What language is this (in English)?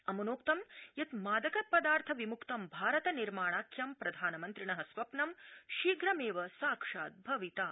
Sanskrit